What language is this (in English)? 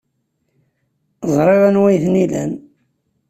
Kabyle